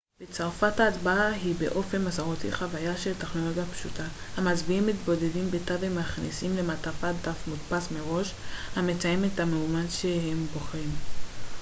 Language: Hebrew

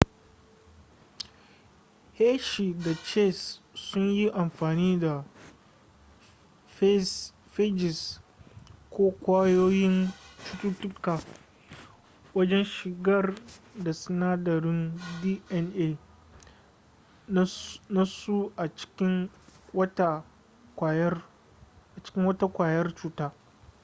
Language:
Hausa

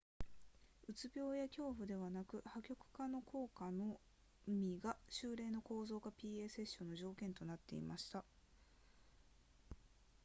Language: Japanese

